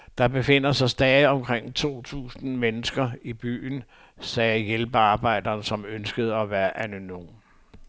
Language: Danish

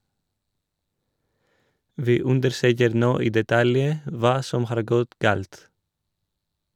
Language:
Norwegian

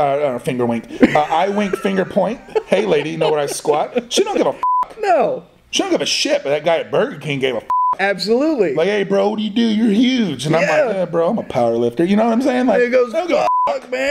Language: English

